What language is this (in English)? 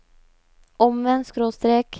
Norwegian